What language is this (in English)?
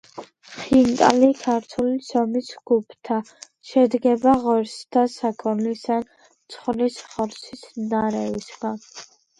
Georgian